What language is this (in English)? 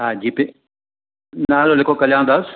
Sindhi